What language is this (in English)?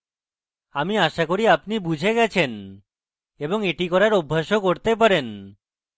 Bangla